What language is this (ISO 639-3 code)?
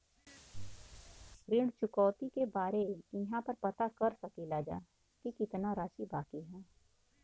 bho